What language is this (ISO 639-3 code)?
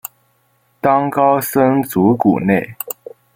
zho